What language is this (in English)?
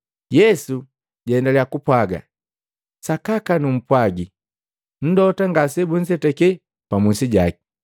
Matengo